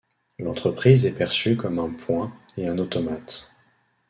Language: French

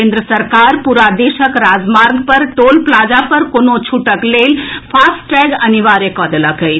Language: Maithili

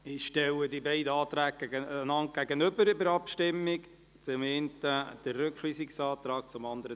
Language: Swiss German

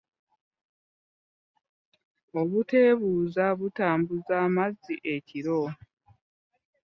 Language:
Ganda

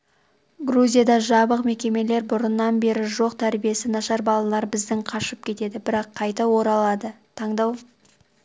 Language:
Kazakh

